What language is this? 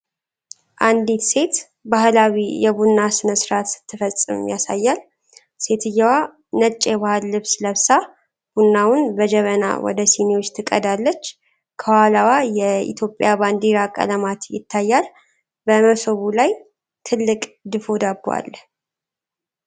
Amharic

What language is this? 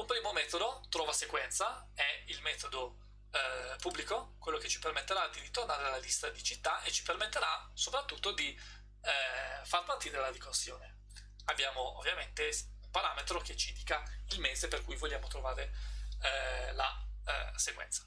Italian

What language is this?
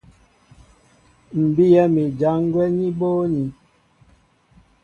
Mbo (Cameroon)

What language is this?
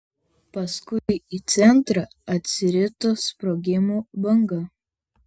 Lithuanian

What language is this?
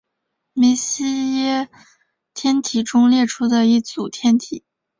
Chinese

